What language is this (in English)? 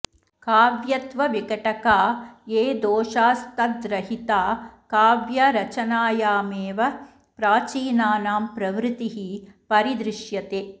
Sanskrit